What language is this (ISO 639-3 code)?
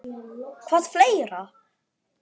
isl